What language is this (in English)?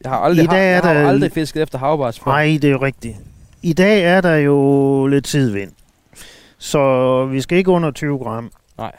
Danish